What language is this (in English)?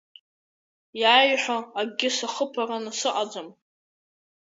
Abkhazian